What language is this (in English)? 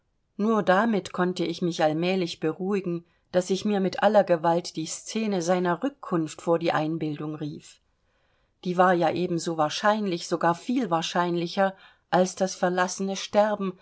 German